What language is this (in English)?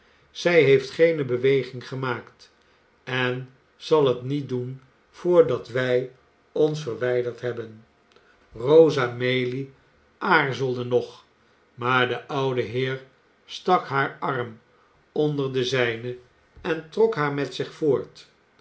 Dutch